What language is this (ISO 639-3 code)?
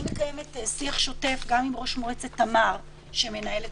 heb